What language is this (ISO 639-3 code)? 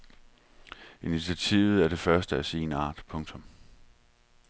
dan